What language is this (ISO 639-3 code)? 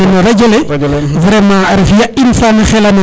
srr